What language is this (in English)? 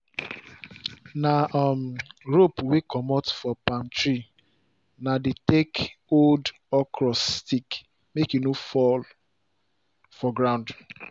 Nigerian Pidgin